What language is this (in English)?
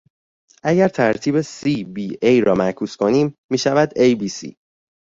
Persian